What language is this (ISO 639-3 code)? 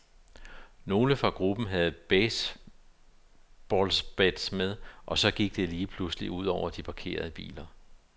dan